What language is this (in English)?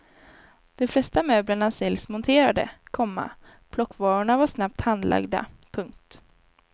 Swedish